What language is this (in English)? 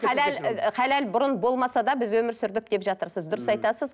Kazakh